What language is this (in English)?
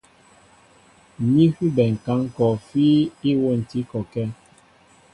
Mbo (Cameroon)